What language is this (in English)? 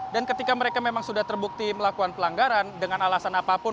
Indonesian